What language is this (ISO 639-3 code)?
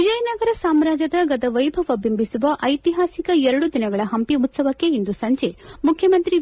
kan